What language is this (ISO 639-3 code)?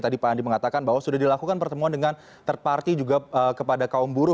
ind